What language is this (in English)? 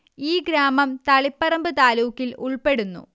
Malayalam